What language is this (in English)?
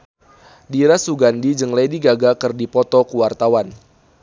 Sundanese